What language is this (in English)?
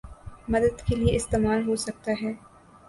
Urdu